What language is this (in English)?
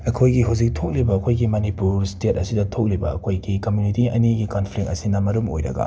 Manipuri